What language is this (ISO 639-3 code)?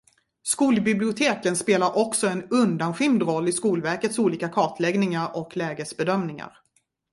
swe